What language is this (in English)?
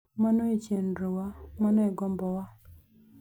Luo (Kenya and Tanzania)